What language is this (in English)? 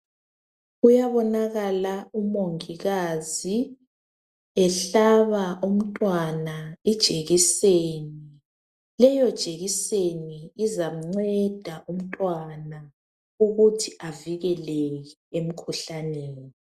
North Ndebele